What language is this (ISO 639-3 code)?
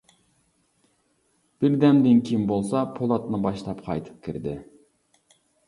uig